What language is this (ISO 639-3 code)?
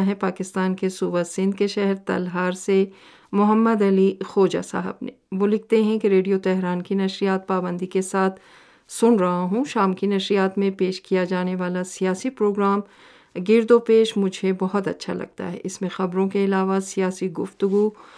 urd